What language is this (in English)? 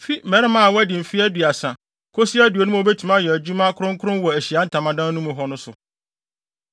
Akan